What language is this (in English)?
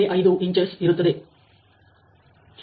Kannada